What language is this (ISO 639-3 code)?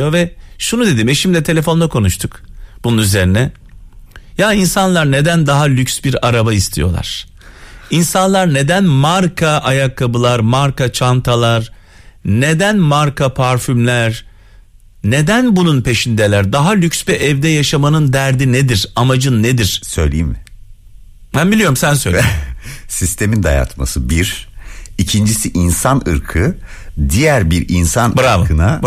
tur